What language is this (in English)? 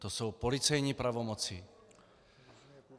Czech